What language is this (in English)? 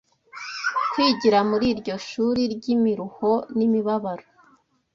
Kinyarwanda